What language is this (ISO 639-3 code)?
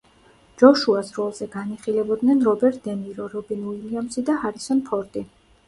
kat